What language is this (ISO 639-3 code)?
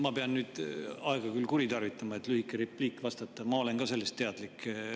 est